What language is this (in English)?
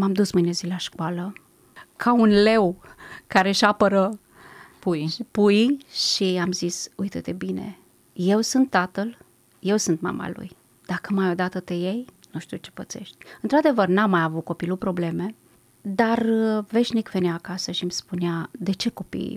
Romanian